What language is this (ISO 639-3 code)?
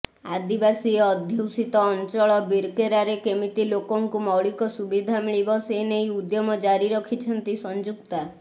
ori